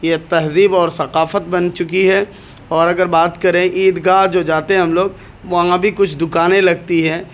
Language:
Urdu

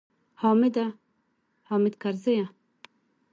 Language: Pashto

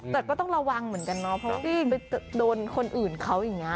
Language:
Thai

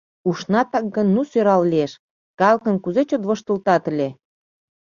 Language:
Mari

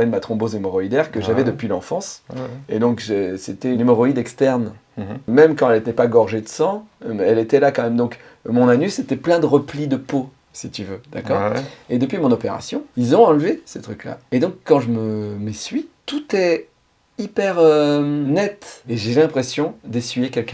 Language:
French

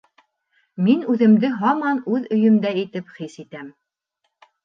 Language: Bashkir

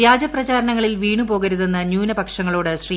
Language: Malayalam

